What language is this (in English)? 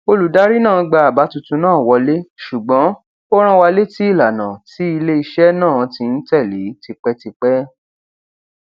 Yoruba